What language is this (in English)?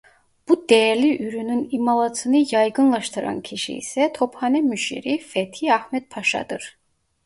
Turkish